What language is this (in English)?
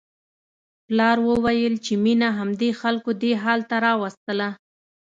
Pashto